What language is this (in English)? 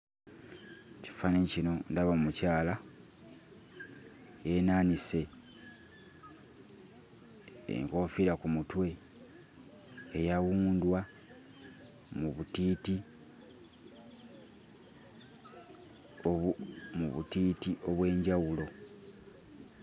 Ganda